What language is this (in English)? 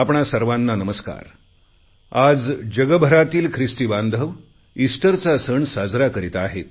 Marathi